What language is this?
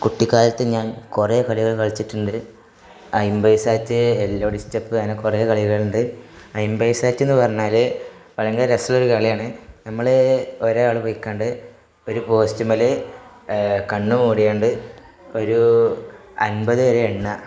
Malayalam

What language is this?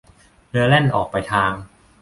Thai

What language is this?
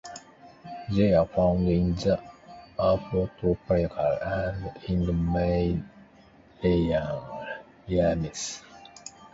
English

